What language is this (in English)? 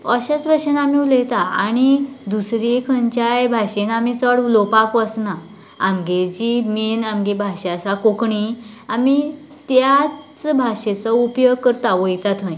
Konkani